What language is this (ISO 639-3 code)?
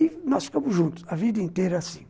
por